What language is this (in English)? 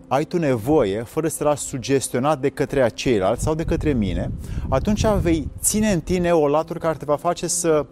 Romanian